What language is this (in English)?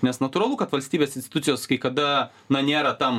Lithuanian